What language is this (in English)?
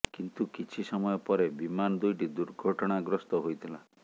Odia